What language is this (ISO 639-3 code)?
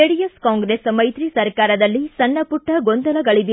kan